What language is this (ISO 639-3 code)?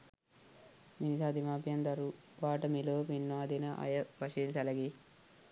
sin